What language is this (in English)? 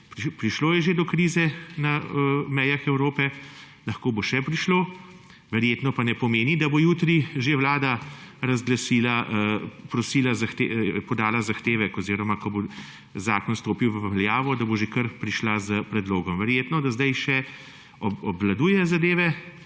Slovenian